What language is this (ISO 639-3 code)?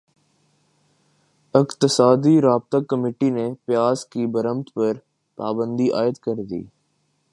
urd